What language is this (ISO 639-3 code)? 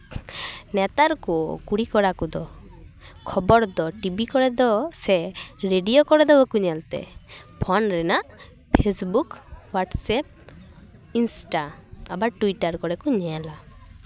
sat